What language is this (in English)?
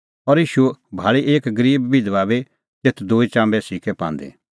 Kullu Pahari